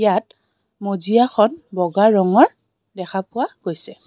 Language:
Assamese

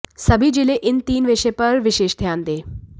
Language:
Hindi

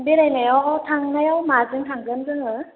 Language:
Bodo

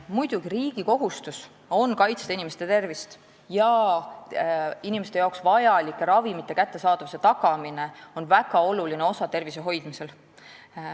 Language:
Estonian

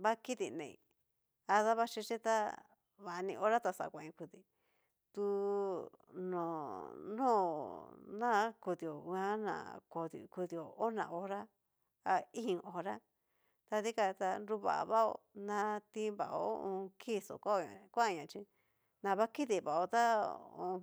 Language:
Cacaloxtepec Mixtec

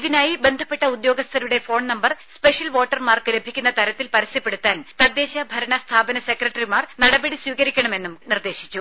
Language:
Malayalam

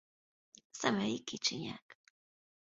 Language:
Hungarian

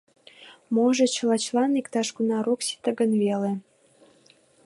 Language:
Mari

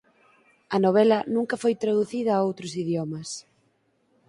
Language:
Galician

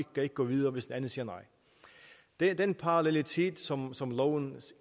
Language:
Danish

